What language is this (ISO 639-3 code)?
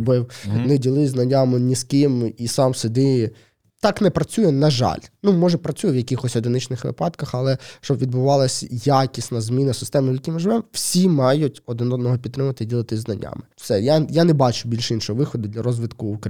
ukr